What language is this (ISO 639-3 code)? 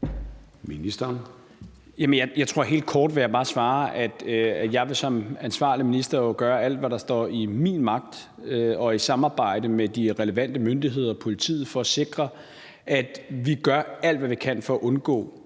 dan